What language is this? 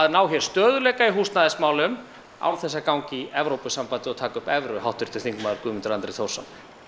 Icelandic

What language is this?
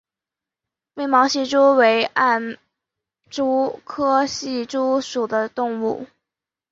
Chinese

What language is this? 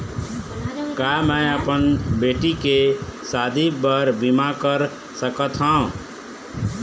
Chhattisgarhi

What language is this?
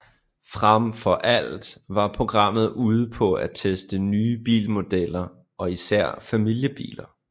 Danish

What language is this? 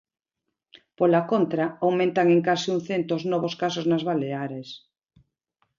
Galician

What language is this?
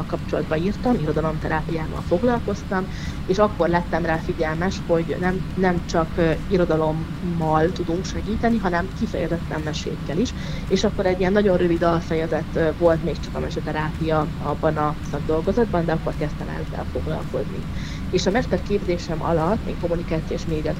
Hungarian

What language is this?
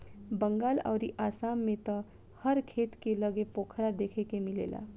Bhojpuri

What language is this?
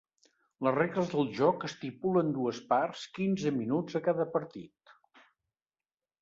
Catalan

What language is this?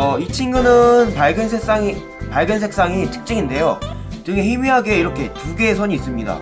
Korean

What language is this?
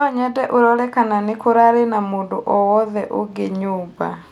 Kikuyu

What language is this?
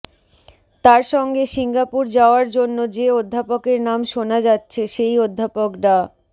Bangla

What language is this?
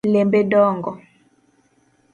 Luo (Kenya and Tanzania)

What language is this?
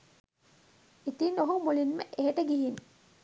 Sinhala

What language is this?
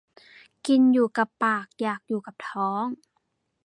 Thai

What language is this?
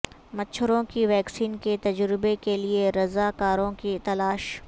Urdu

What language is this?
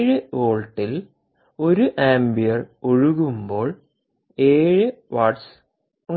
Malayalam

